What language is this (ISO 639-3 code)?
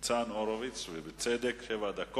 heb